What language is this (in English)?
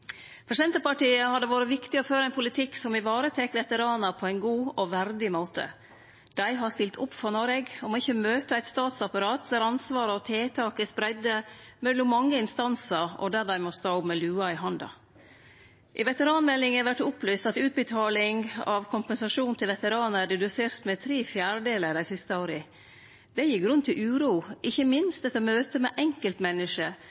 Norwegian Nynorsk